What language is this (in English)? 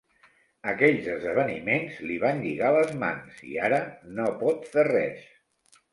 Catalan